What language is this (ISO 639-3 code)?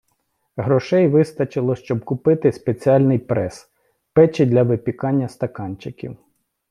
ukr